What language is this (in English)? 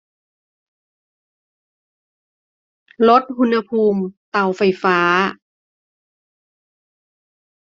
Thai